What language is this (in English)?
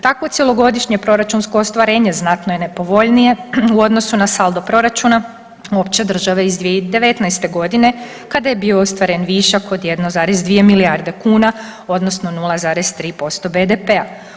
Croatian